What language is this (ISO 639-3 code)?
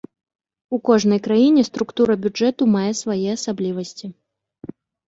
bel